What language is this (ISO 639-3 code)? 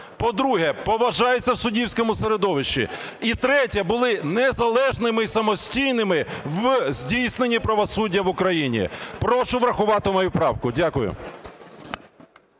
ukr